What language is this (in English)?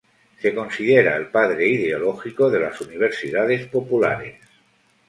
Spanish